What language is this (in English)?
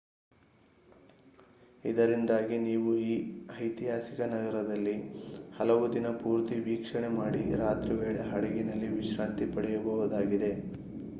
Kannada